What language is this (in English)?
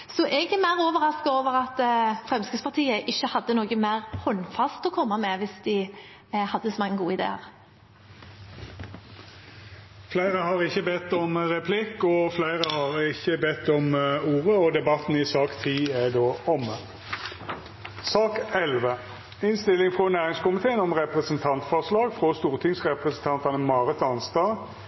Norwegian